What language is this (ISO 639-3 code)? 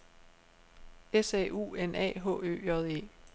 dan